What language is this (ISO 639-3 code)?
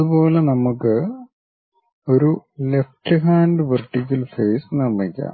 mal